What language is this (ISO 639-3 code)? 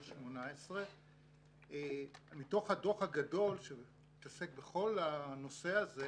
heb